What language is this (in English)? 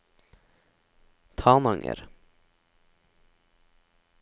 Norwegian